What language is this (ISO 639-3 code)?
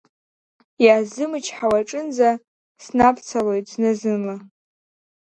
abk